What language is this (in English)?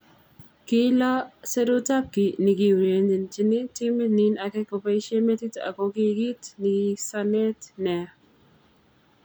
Kalenjin